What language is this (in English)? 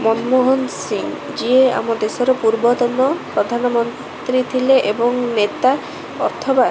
Odia